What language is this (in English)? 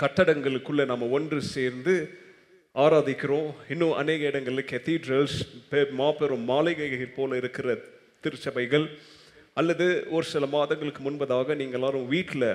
Tamil